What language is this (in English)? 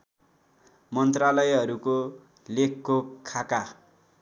Nepali